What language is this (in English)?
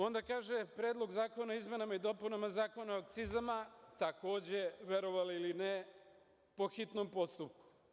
Serbian